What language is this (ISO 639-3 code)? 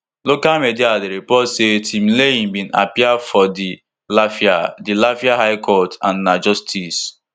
pcm